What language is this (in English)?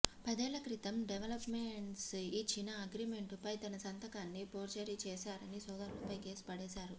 Telugu